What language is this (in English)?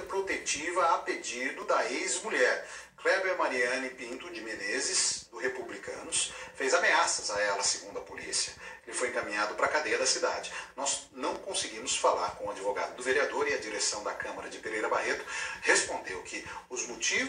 Portuguese